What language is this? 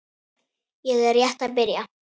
Icelandic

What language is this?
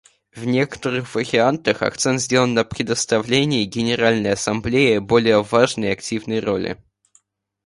Russian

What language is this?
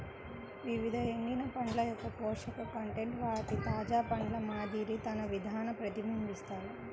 Telugu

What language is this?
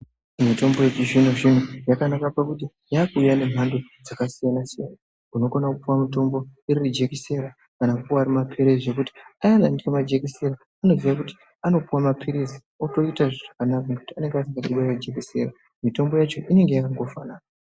Ndau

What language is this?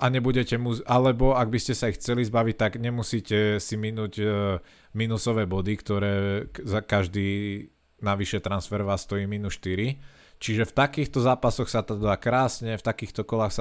Slovak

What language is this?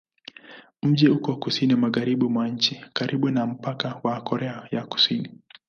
Swahili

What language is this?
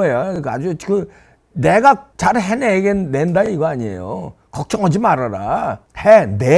Korean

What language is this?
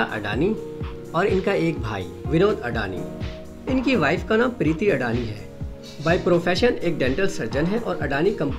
Hindi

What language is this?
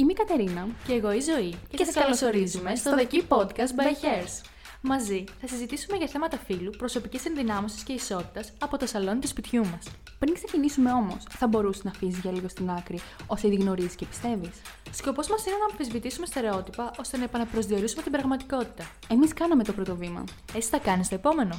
Greek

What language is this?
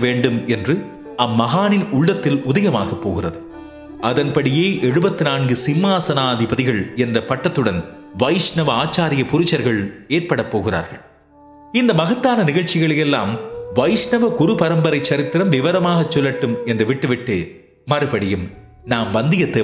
Tamil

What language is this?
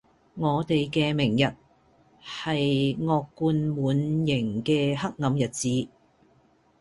Cantonese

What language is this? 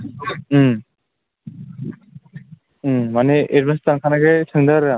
Bodo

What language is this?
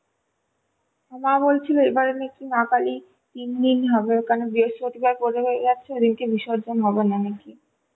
Bangla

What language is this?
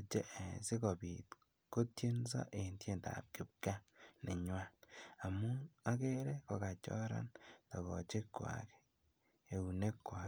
Kalenjin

